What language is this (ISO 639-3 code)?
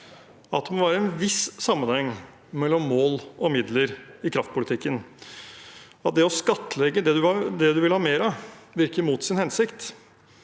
nor